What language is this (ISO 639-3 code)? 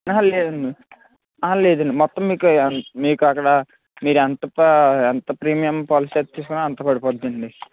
tel